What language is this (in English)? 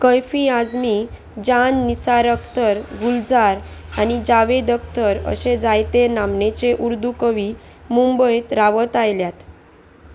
Konkani